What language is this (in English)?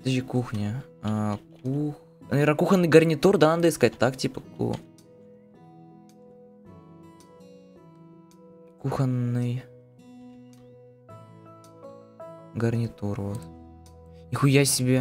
Russian